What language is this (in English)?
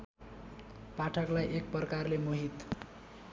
Nepali